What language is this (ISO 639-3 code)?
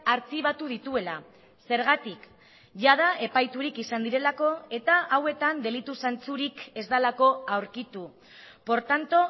eus